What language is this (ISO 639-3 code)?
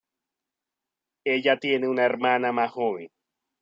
spa